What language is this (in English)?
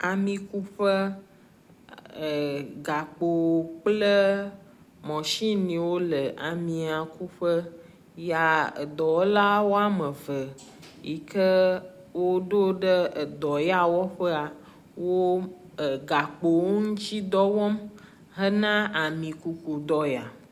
Ewe